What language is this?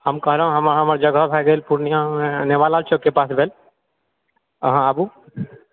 Maithili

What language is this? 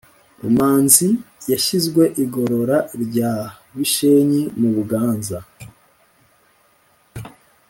Kinyarwanda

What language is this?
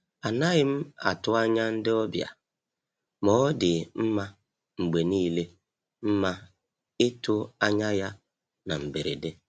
Igbo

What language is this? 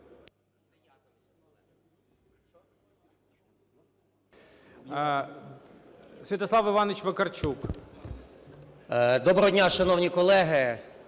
Ukrainian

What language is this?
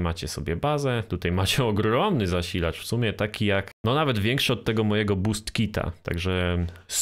Polish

